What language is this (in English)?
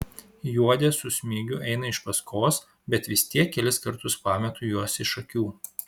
Lithuanian